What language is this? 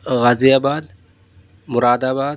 Urdu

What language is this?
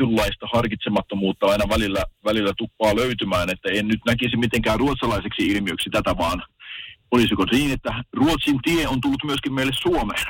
Finnish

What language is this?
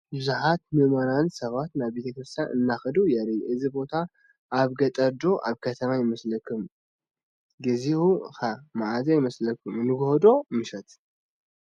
Tigrinya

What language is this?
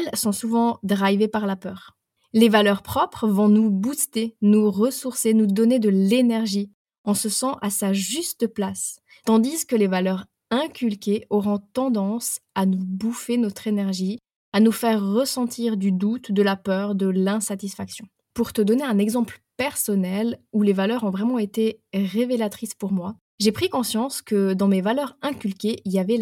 French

